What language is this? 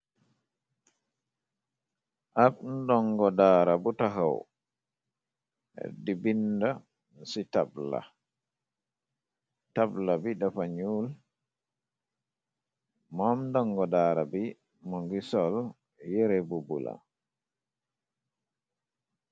Wolof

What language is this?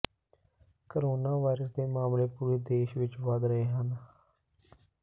Punjabi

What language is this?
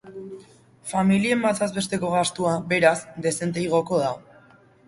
Basque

